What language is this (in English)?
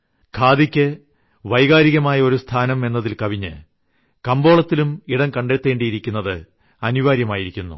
Malayalam